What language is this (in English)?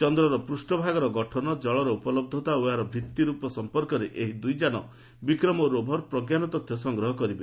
Odia